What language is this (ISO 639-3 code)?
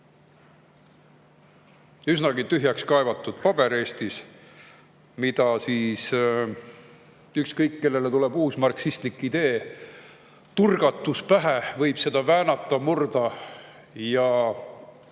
est